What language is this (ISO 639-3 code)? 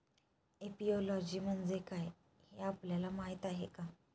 mar